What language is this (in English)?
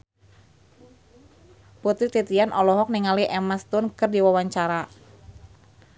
Sundanese